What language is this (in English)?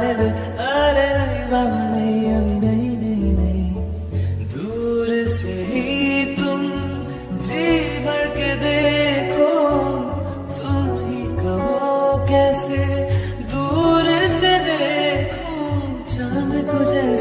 Arabic